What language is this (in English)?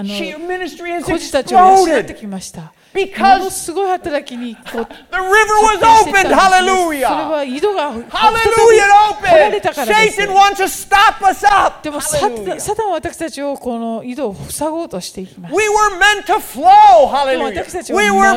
Japanese